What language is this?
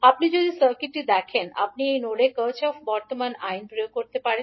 Bangla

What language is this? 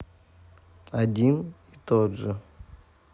Russian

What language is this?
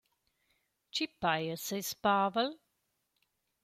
Romansh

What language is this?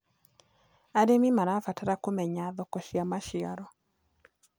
Kikuyu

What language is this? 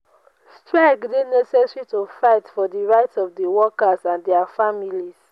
Nigerian Pidgin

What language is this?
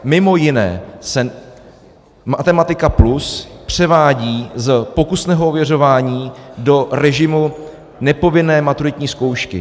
Czech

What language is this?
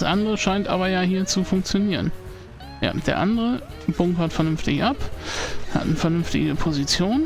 German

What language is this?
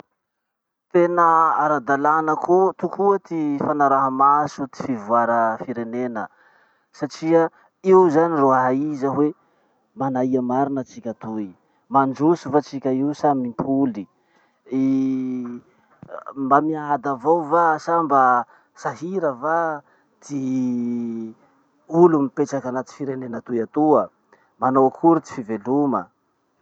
Masikoro Malagasy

